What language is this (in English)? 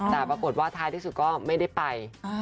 Thai